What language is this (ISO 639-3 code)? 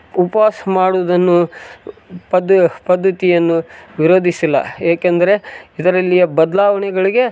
kan